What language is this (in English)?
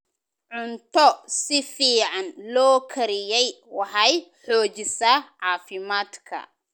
Somali